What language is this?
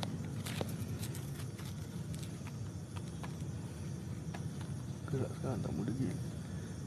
Malay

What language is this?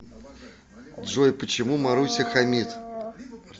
Russian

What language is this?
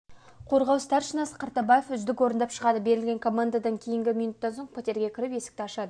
Kazakh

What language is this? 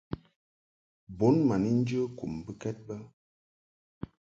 Mungaka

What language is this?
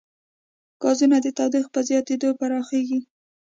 Pashto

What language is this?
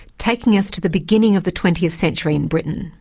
English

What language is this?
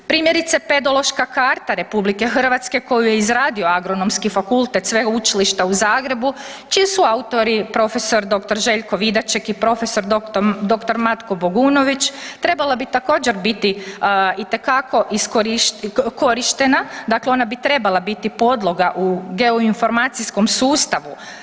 Croatian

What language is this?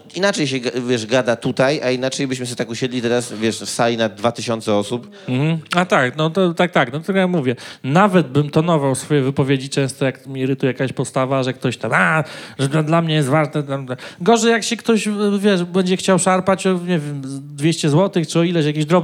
Polish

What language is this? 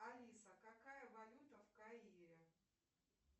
Russian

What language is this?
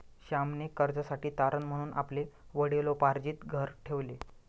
Marathi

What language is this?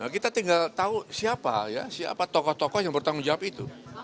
Indonesian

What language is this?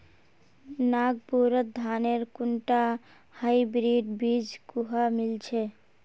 Magahi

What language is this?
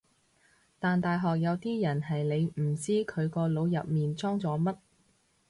Cantonese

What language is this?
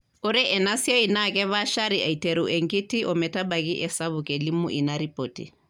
Masai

